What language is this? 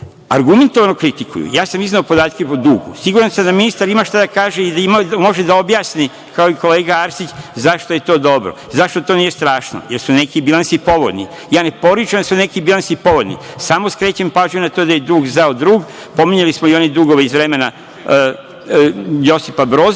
Serbian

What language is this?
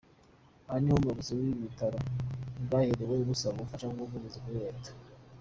Kinyarwanda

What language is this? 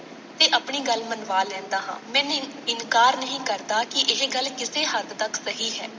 Punjabi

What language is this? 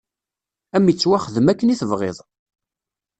Kabyle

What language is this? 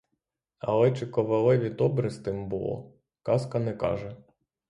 Ukrainian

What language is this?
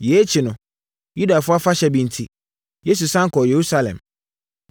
Akan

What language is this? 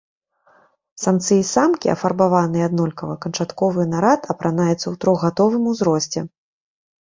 Belarusian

